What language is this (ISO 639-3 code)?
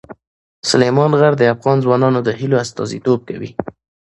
pus